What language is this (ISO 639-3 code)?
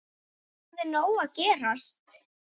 isl